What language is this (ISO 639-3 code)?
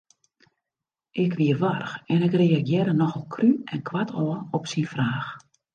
fry